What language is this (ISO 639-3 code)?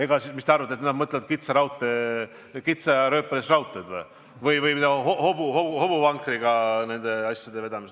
est